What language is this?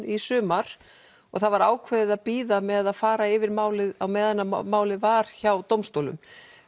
Icelandic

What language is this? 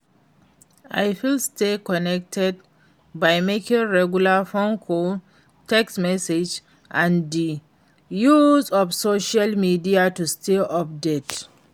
Nigerian Pidgin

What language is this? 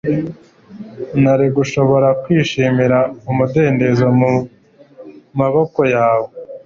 Kinyarwanda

